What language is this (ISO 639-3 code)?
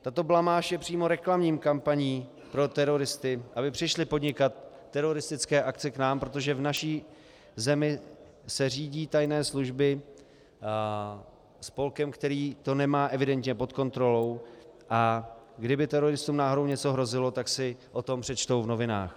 ces